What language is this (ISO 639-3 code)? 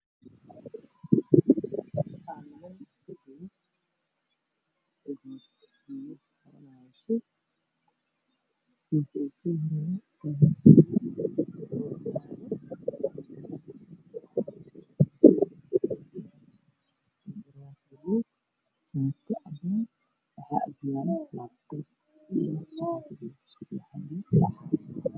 som